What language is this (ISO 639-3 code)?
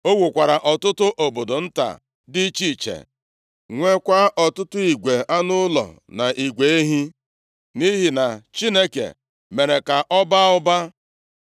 ibo